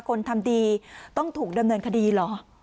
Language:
Thai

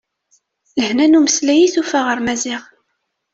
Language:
Kabyle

